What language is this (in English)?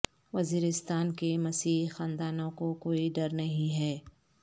Urdu